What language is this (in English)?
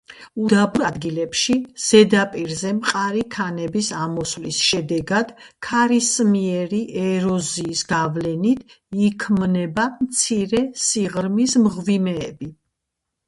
Georgian